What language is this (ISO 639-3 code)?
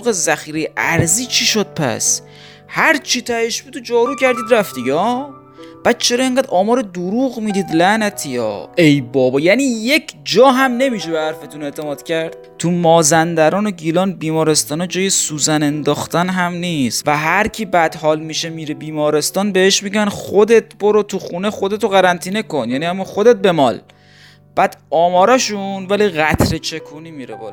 fas